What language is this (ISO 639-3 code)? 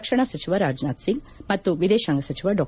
kan